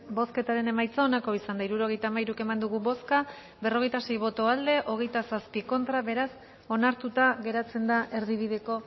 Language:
Basque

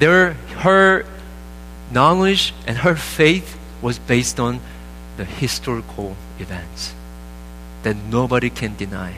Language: Korean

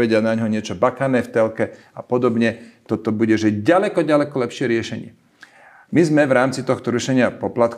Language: Slovak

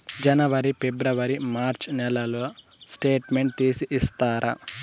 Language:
Telugu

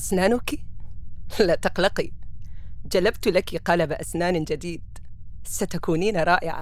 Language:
Arabic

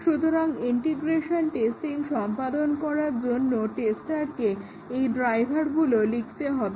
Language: Bangla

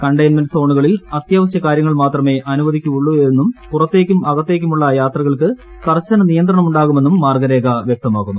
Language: Malayalam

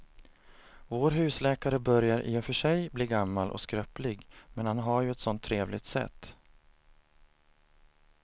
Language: Swedish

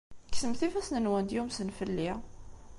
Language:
Kabyle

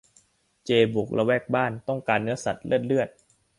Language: Thai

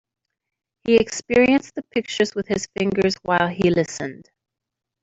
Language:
English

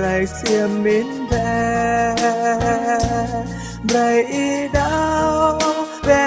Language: Indonesian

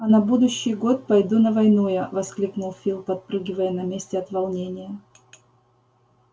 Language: Russian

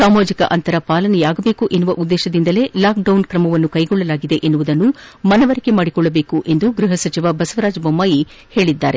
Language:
Kannada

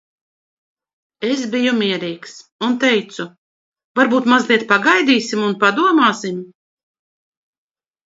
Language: Latvian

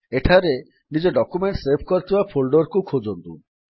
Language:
Odia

